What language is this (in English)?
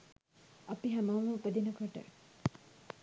Sinhala